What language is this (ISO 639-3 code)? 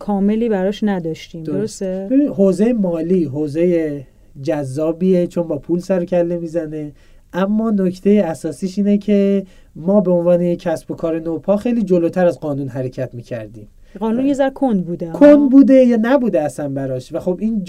fas